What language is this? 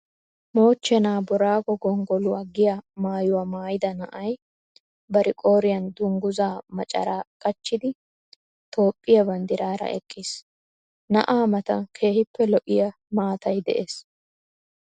Wolaytta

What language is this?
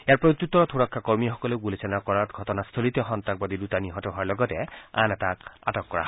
Assamese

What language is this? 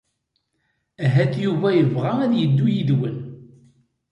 Kabyle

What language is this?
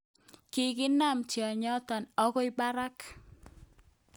Kalenjin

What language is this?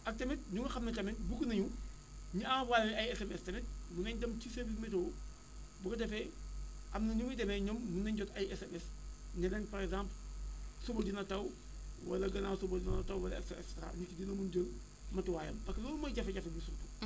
Wolof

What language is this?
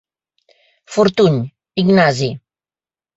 Catalan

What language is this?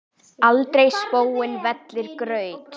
Icelandic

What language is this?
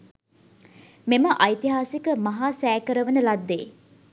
Sinhala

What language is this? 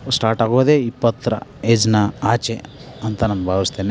Kannada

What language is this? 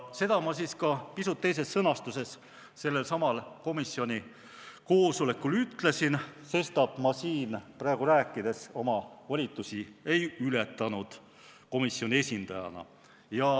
Estonian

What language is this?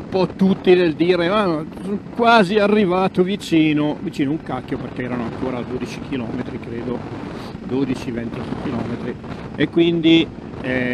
Italian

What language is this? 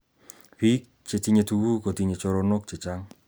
Kalenjin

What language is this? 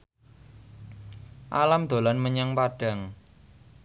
Javanese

